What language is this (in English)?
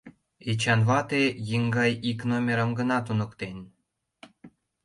Mari